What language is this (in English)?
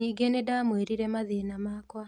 Kikuyu